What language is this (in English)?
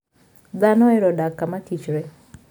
Luo (Kenya and Tanzania)